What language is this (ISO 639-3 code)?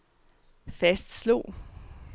dan